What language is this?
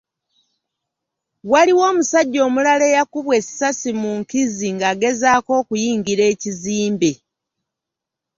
Ganda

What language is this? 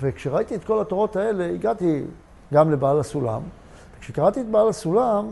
Hebrew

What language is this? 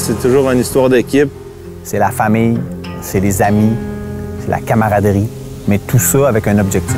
French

